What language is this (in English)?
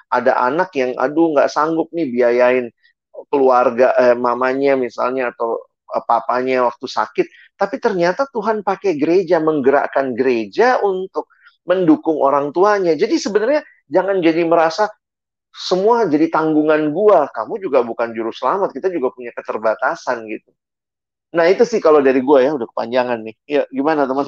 Indonesian